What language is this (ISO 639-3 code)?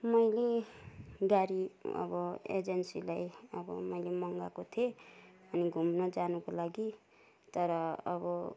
nep